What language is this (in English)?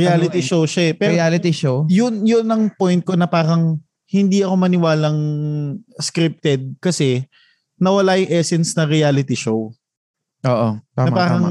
Filipino